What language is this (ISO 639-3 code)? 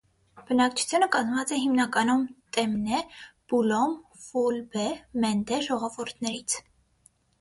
hye